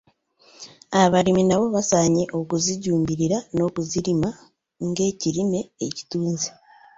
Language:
Ganda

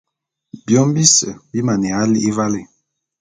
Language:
Bulu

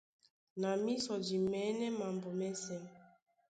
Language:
Duala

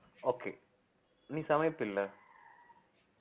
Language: Tamil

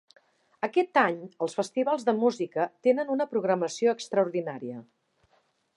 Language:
Catalan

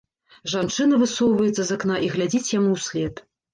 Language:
Belarusian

